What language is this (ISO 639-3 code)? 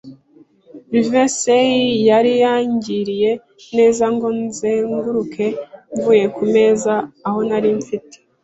kin